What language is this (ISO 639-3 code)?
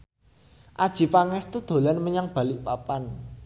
jav